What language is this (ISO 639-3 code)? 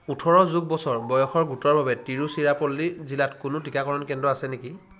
asm